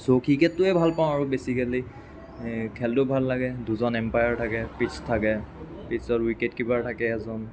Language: Assamese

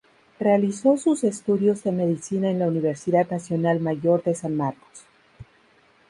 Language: Spanish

